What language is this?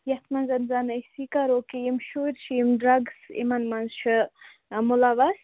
Kashmiri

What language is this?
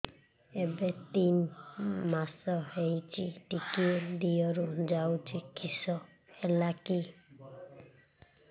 Odia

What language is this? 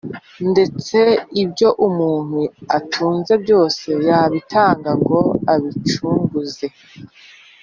Kinyarwanda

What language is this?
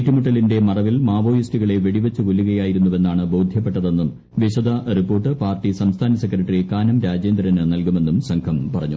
Malayalam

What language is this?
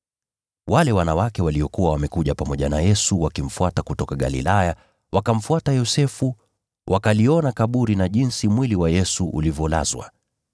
Swahili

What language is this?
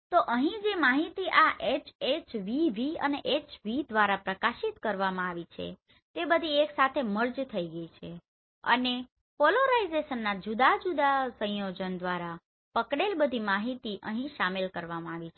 Gujarati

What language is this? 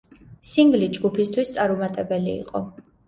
Georgian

